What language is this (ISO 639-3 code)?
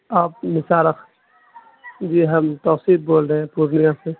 urd